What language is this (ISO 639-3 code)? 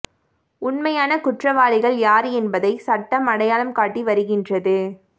tam